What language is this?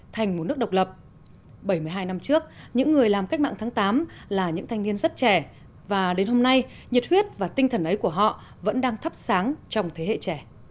Vietnamese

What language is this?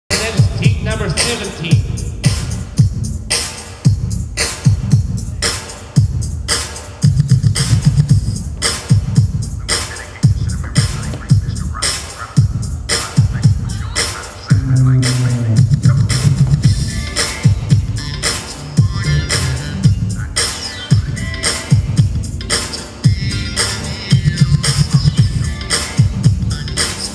English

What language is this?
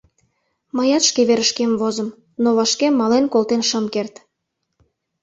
Mari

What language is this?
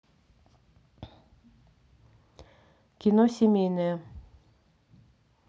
Russian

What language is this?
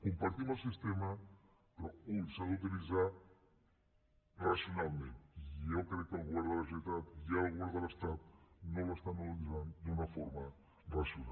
Catalan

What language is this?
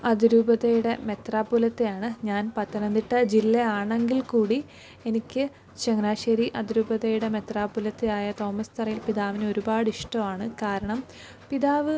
Malayalam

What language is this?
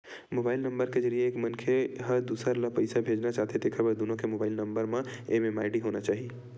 Chhattisgarhi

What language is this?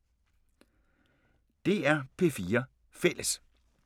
Danish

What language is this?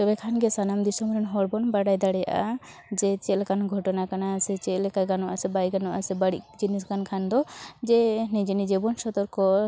Santali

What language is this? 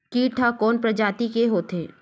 Chhattisgarhi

